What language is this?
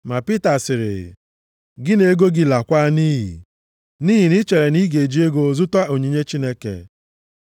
Igbo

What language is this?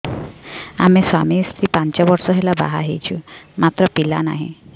Odia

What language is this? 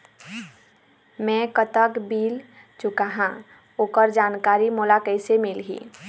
Chhattisgarhi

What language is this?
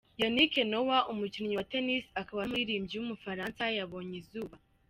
Kinyarwanda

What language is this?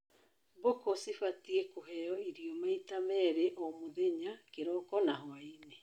Kikuyu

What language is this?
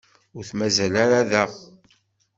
Kabyle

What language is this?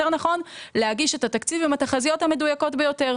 Hebrew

